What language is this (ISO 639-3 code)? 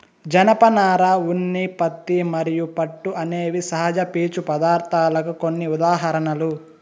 tel